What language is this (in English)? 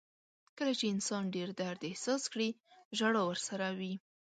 Pashto